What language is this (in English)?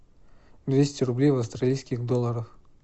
Russian